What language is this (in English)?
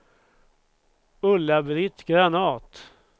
Swedish